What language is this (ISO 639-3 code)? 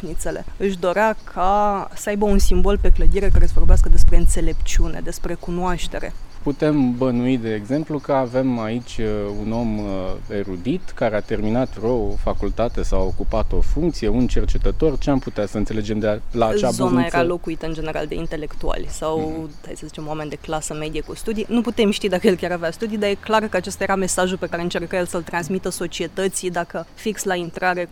ron